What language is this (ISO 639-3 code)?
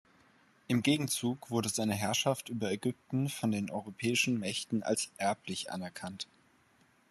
deu